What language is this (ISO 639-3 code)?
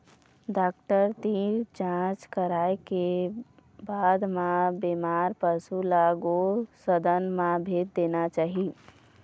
hne